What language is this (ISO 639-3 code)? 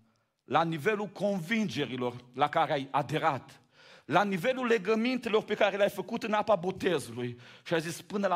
ron